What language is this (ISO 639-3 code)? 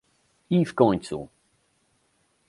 pol